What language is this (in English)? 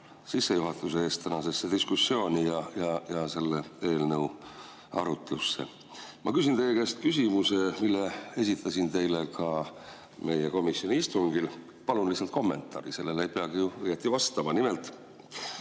Estonian